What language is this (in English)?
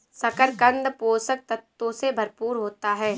Hindi